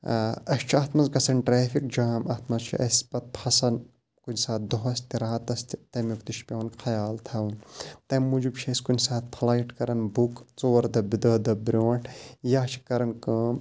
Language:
Kashmiri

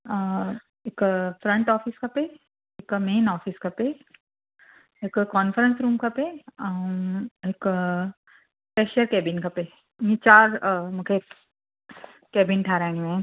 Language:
Sindhi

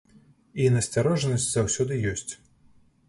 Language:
Belarusian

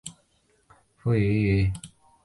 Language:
Chinese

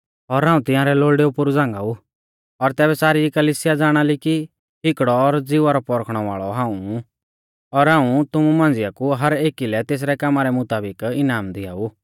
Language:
Mahasu Pahari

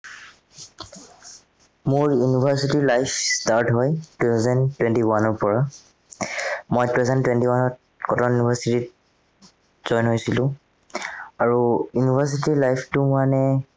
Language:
Assamese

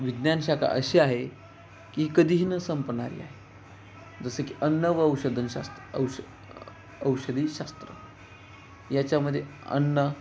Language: Marathi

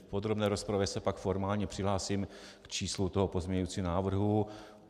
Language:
Czech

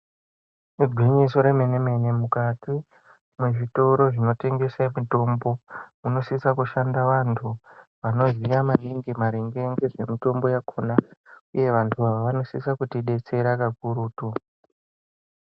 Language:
Ndau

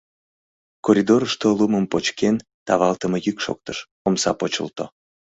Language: Mari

